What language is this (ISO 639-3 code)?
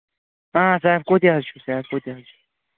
kas